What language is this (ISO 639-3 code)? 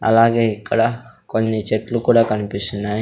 tel